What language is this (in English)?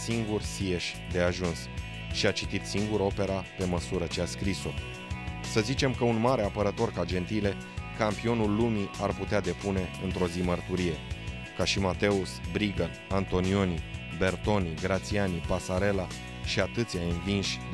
Romanian